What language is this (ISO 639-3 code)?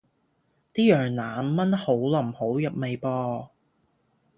yue